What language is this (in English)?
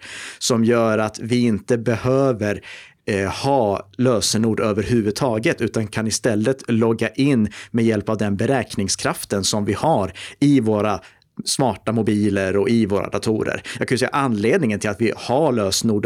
Swedish